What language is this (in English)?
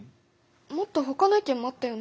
Japanese